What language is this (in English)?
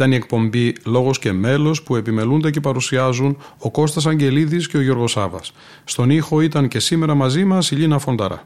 Greek